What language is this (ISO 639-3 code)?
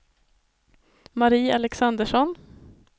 swe